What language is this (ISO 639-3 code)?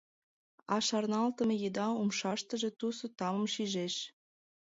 chm